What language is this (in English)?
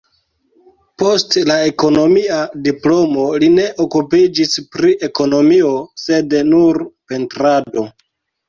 Esperanto